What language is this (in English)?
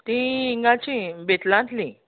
Konkani